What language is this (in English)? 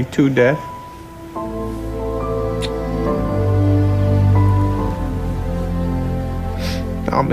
English